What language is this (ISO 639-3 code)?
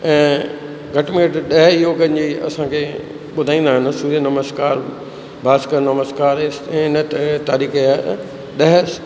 snd